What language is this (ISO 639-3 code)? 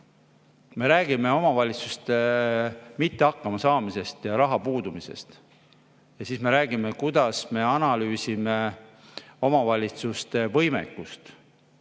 est